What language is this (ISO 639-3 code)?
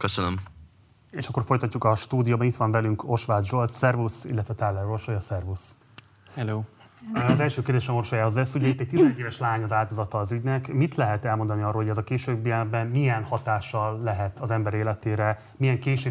hun